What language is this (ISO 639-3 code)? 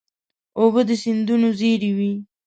pus